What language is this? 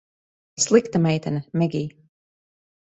Latvian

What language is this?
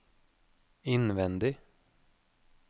Norwegian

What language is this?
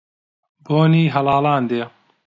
Central Kurdish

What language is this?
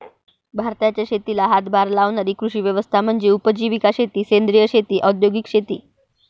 Marathi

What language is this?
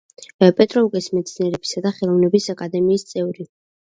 Georgian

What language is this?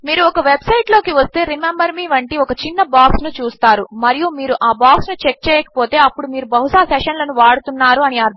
Telugu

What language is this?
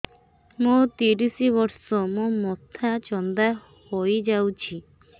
Odia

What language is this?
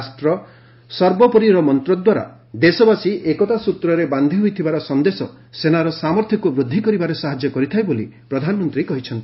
Odia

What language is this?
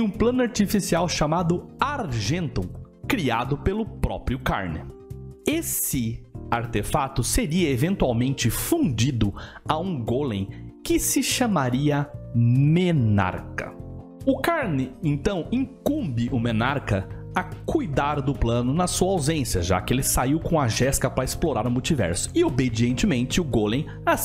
Portuguese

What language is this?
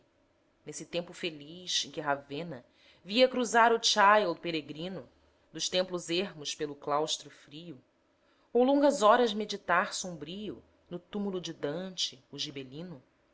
Portuguese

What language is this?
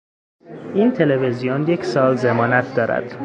Persian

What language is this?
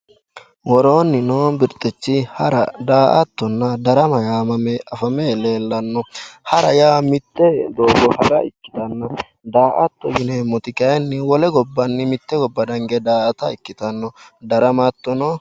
Sidamo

